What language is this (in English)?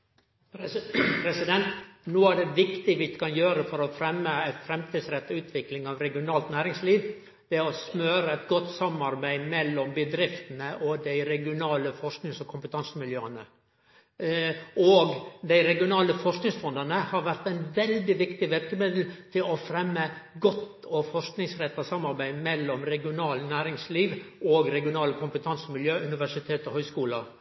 Norwegian Nynorsk